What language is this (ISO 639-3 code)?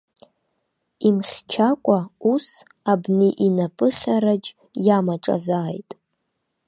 abk